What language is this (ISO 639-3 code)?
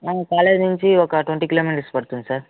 tel